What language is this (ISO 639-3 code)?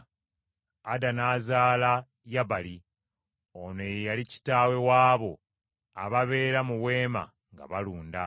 lug